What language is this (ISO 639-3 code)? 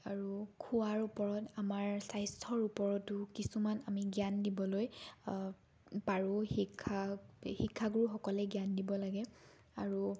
asm